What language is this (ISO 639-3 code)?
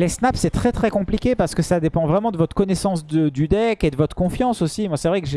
fra